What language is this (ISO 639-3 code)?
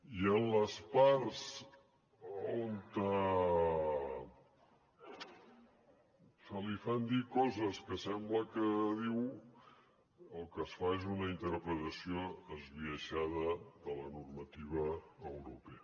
cat